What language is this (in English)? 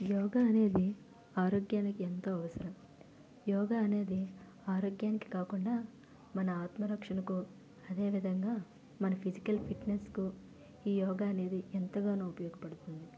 Telugu